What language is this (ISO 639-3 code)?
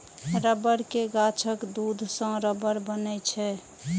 mai